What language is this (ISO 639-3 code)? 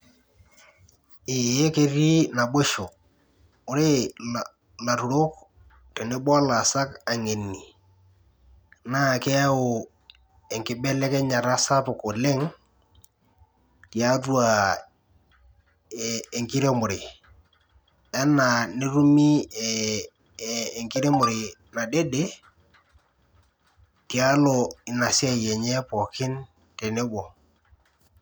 mas